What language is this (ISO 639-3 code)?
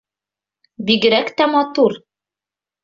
bak